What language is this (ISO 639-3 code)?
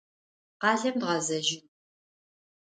ady